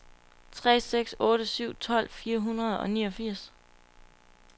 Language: Danish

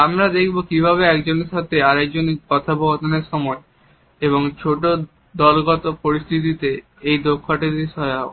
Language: Bangla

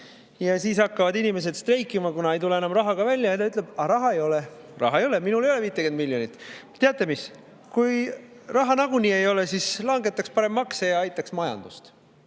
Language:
Estonian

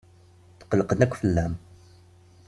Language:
Kabyle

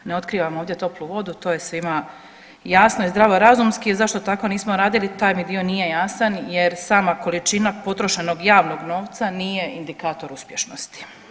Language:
Croatian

